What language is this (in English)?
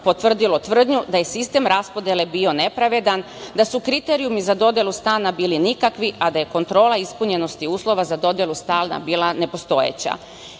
Serbian